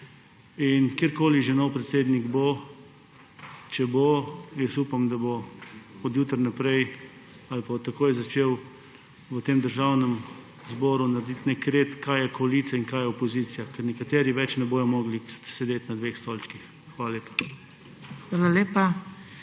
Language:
Slovenian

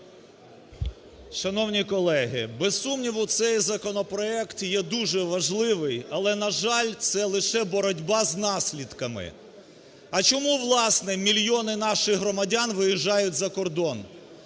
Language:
Ukrainian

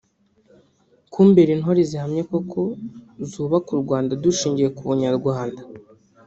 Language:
Kinyarwanda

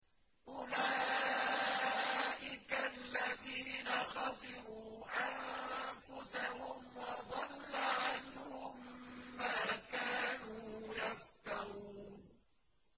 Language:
Arabic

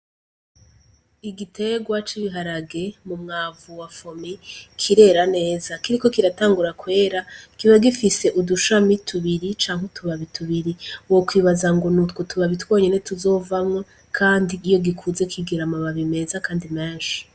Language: Rundi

